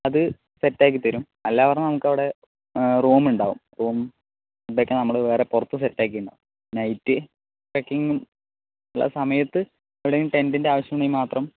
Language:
Malayalam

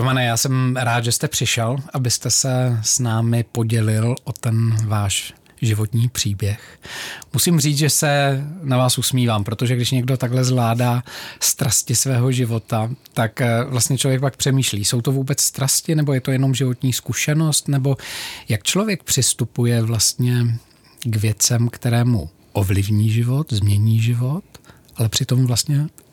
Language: Czech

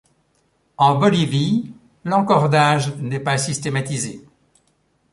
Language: French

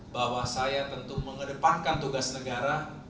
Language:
Indonesian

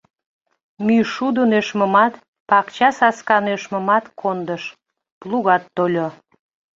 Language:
Mari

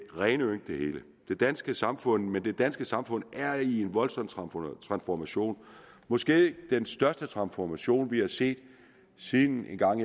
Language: Danish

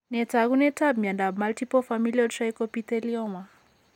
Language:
Kalenjin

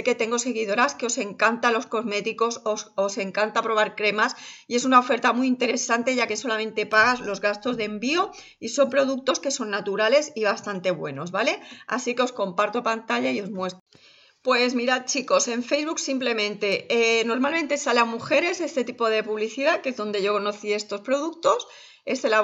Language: Spanish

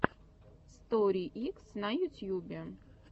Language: Russian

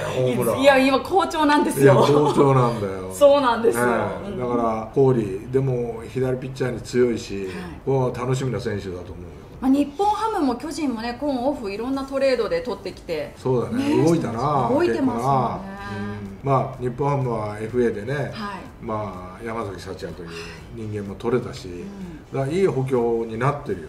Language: Japanese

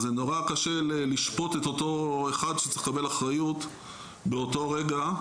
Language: Hebrew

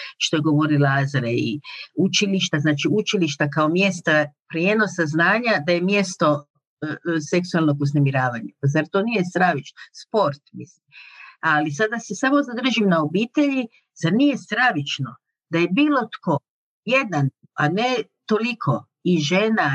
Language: Croatian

